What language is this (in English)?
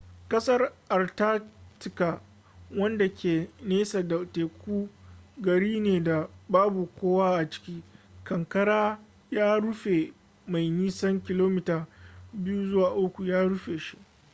Hausa